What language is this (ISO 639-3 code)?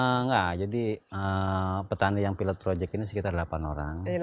ind